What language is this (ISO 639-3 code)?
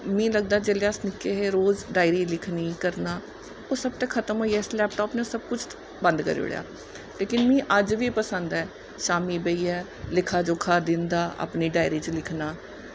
doi